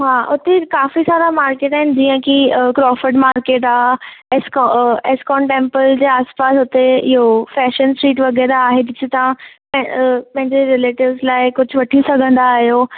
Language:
Sindhi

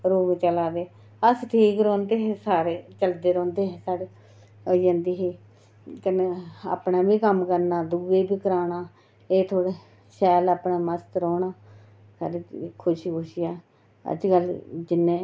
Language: Dogri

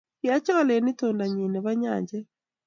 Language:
Kalenjin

